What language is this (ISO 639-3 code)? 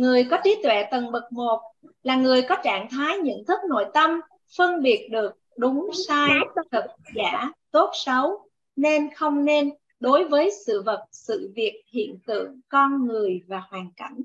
vie